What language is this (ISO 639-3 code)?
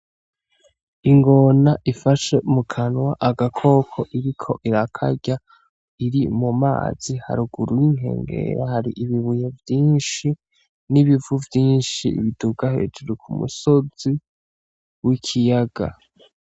run